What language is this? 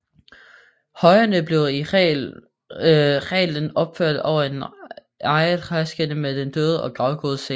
Danish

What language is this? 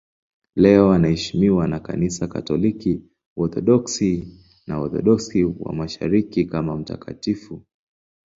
Swahili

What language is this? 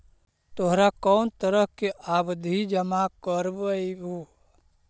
Magahi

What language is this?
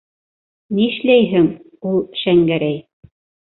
Bashkir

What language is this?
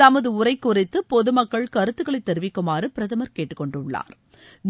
Tamil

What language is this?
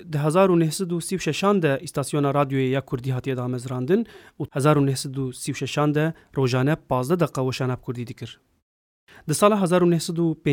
Turkish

